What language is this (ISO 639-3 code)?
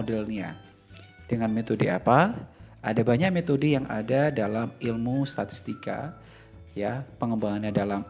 ind